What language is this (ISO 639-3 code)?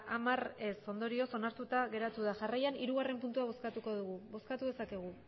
eus